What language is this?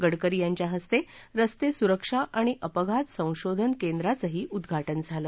Marathi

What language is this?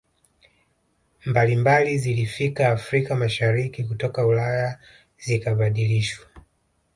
Swahili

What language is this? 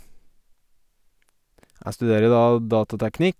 Norwegian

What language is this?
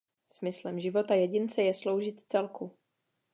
Czech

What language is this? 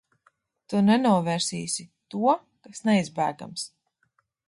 Latvian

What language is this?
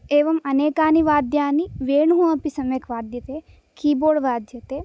Sanskrit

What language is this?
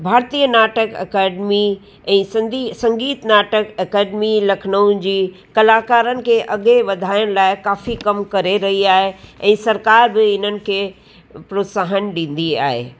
Sindhi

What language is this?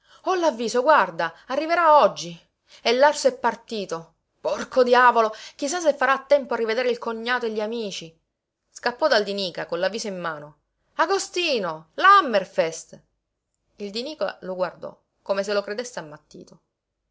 Italian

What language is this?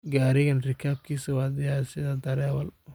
Somali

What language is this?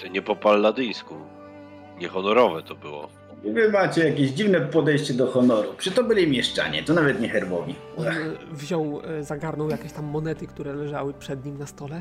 Polish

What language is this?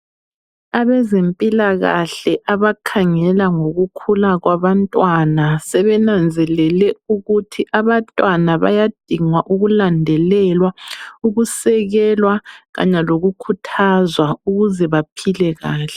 North Ndebele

